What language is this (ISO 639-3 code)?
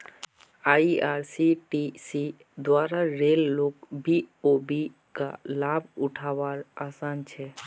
mag